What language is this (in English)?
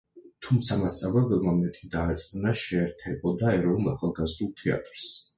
Georgian